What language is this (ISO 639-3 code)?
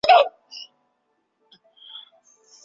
zho